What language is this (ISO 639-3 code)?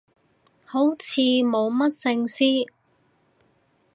yue